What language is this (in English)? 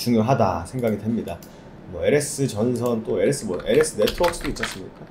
Korean